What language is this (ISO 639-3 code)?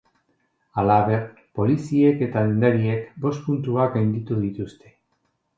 eus